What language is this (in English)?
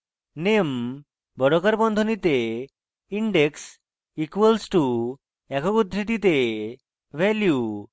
Bangla